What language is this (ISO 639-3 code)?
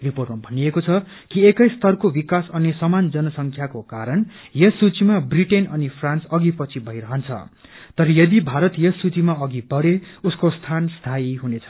nep